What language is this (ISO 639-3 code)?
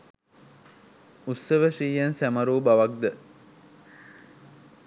sin